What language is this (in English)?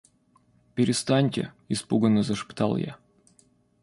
Russian